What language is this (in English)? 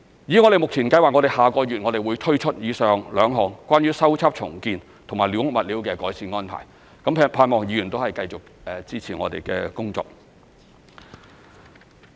Cantonese